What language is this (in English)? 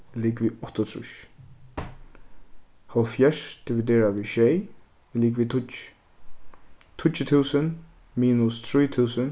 Faroese